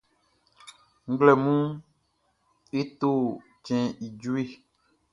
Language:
Baoulé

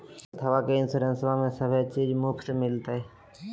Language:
Magahi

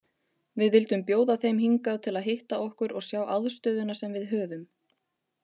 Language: Icelandic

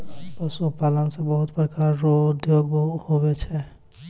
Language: Maithili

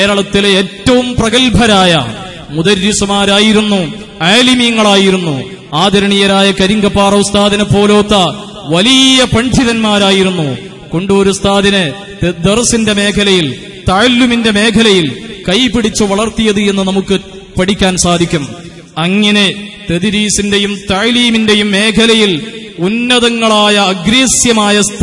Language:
Arabic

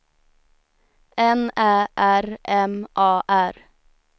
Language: Swedish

